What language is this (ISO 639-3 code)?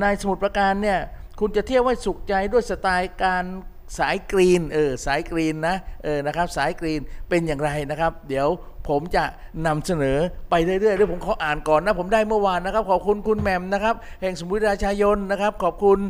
tha